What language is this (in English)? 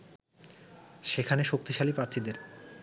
Bangla